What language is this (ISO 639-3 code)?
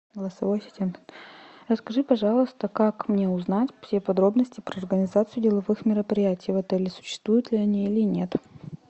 rus